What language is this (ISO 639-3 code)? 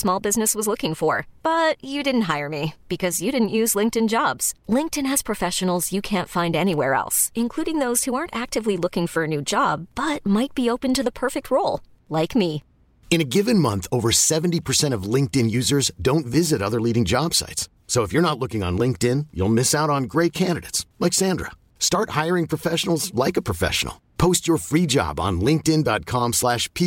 ita